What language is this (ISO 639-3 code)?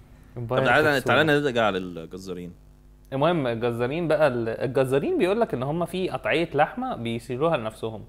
ara